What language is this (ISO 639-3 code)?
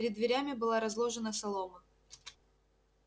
rus